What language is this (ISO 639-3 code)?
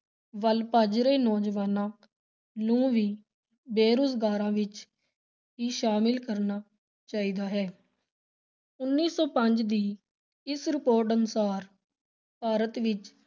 pan